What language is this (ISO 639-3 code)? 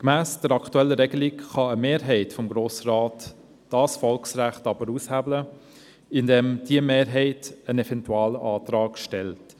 gsw